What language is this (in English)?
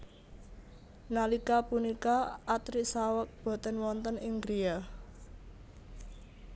Javanese